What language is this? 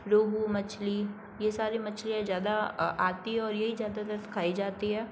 Hindi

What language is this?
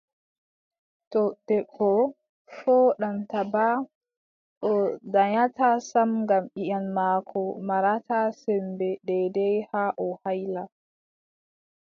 Adamawa Fulfulde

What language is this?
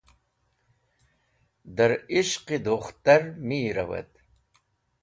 Wakhi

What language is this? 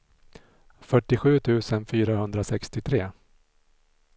Swedish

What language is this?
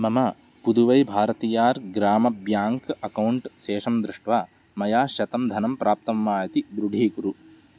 Sanskrit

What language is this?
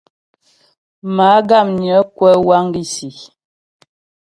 Ghomala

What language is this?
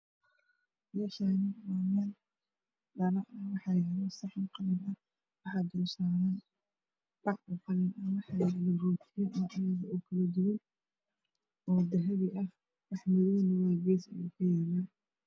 Somali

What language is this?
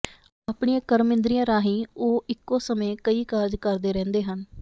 Punjabi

